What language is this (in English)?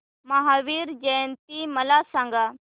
Marathi